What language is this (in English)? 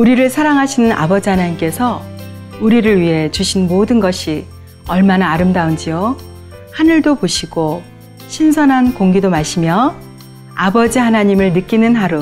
Korean